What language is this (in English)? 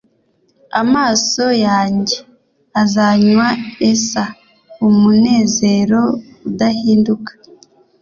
Kinyarwanda